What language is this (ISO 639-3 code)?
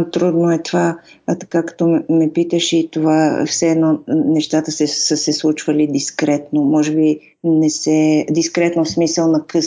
bul